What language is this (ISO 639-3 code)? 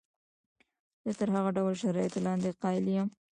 pus